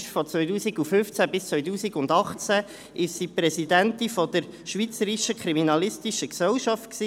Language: Swiss German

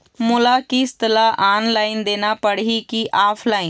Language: Chhattisgarhi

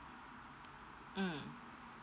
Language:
English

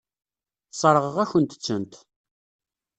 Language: Kabyle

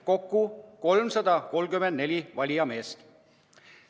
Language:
Estonian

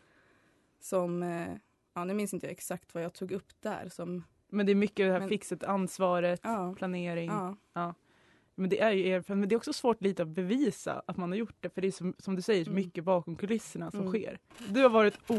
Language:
Swedish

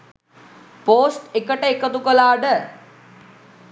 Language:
Sinhala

